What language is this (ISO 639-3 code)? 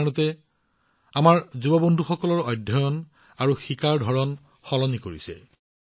asm